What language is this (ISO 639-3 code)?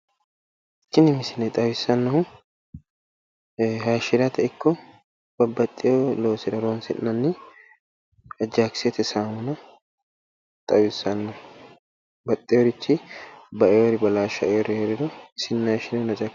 sid